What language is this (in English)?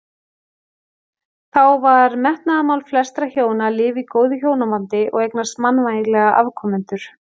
Icelandic